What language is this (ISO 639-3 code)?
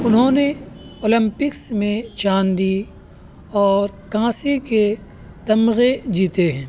urd